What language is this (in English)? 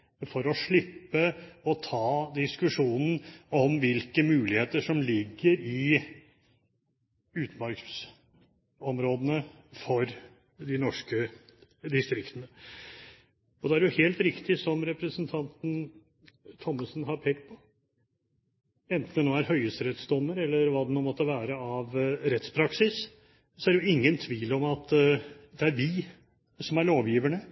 Norwegian Bokmål